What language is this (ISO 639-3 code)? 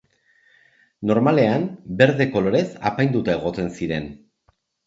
eus